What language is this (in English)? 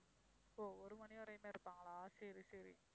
Tamil